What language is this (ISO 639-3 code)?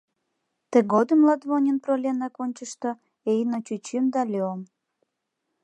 chm